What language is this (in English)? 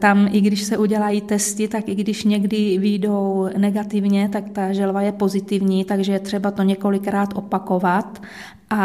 Czech